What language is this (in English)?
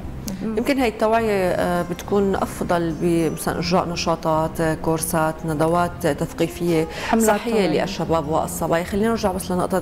Arabic